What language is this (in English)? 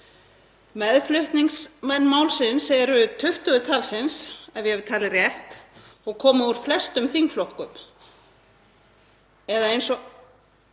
Icelandic